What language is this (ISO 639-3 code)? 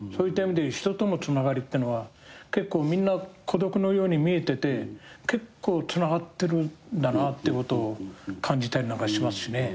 jpn